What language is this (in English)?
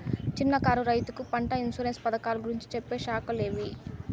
Telugu